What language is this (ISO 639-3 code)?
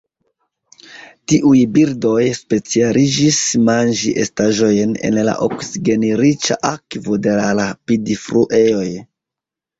epo